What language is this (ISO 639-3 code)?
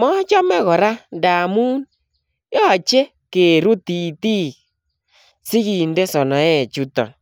kln